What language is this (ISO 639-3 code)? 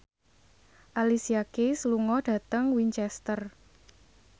jav